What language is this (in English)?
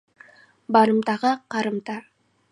Kazakh